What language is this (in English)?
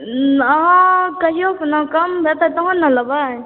Maithili